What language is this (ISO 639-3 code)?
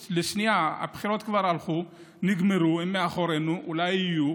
heb